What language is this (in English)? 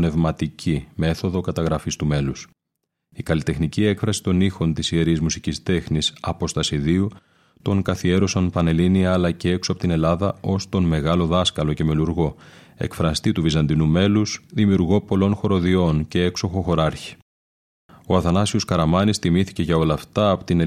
Greek